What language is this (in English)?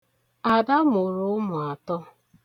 Igbo